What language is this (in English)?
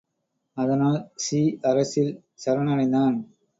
Tamil